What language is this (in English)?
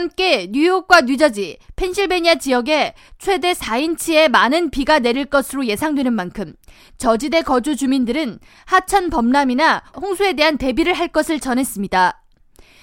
Korean